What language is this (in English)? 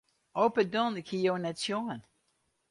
Western Frisian